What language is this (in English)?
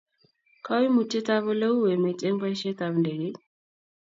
Kalenjin